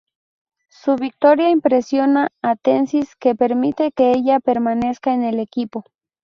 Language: Spanish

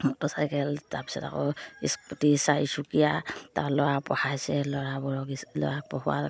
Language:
Assamese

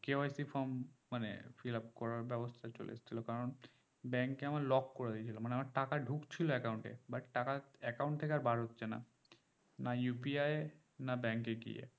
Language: Bangla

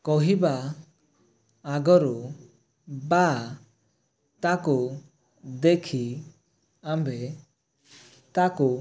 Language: Odia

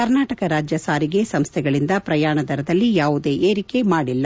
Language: Kannada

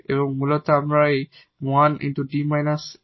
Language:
Bangla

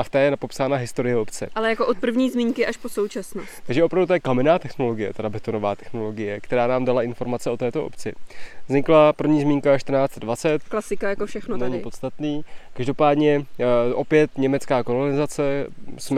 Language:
Czech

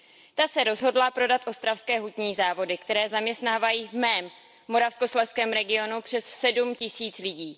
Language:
Czech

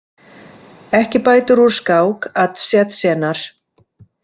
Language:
Icelandic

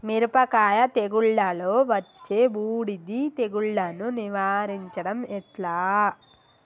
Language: Telugu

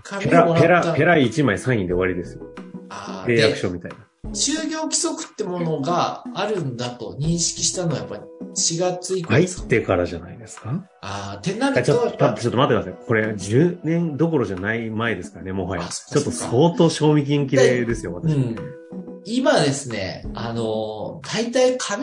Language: Japanese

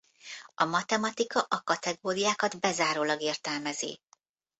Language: Hungarian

